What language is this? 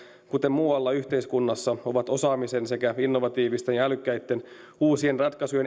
Finnish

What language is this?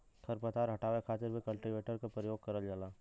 Bhojpuri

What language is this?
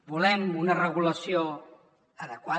Catalan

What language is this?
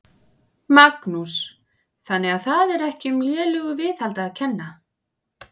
Icelandic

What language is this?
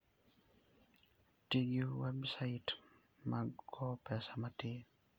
Luo (Kenya and Tanzania)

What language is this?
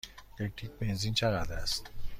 Persian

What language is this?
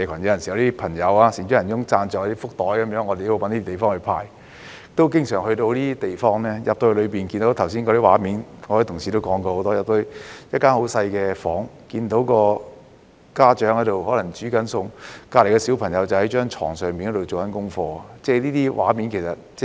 Cantonese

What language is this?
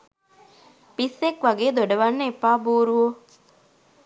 Sinhala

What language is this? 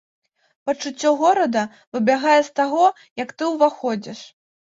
Belarusian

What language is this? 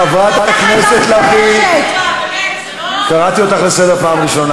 Hebrew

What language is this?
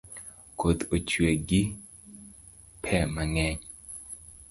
Luo (Kenya and Tanzania)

